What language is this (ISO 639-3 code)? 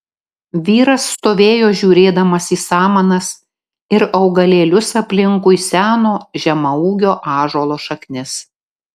lit